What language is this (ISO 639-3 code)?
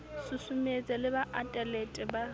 sot